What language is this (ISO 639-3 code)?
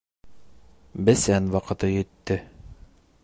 bak